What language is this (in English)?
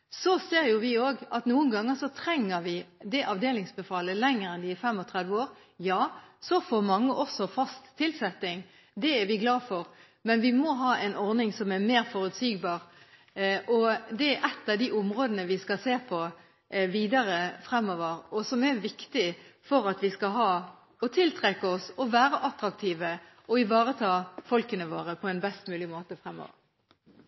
Norwegian Bokmål